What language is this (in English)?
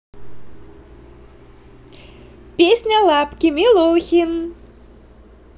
Russian